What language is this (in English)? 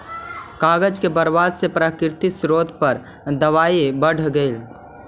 Magahi